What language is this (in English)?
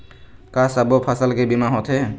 Chhattisgarhi